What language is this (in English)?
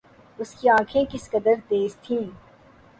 Urdu